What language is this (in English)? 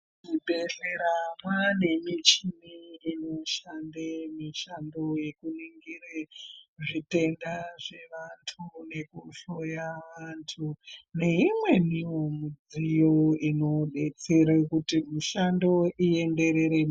Ndau